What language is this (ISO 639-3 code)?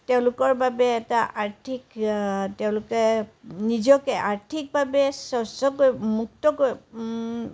asm